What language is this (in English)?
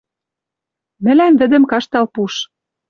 Western Mari